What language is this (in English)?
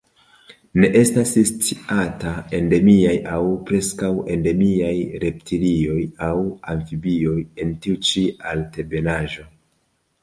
Esperanto